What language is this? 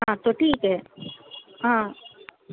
Urdu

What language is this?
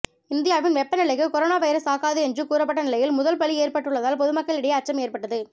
Tamil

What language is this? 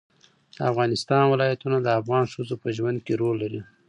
Pashto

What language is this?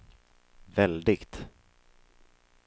Swedish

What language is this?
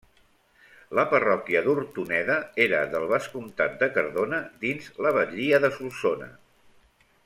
Catalan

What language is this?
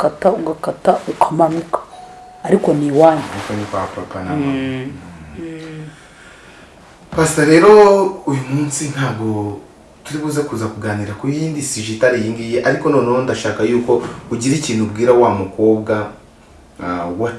Italian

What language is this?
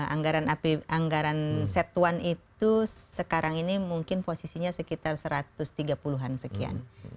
Indonesian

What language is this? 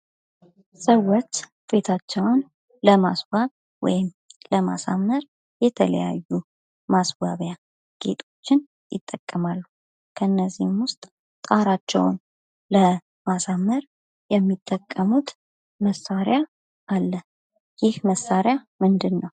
Amharic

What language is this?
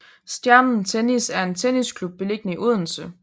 Danish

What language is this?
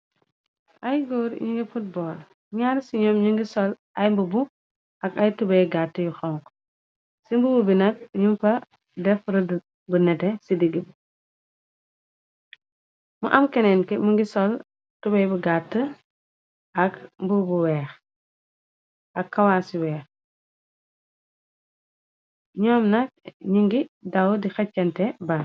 Wolof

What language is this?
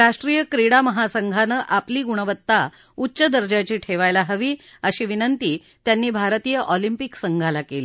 Marathi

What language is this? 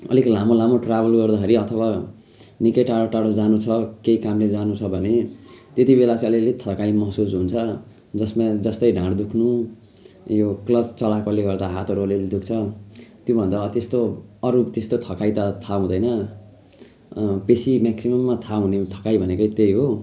Nepali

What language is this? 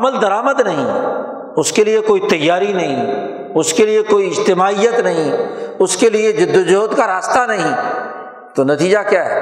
Urdu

